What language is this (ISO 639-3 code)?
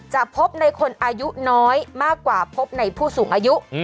tha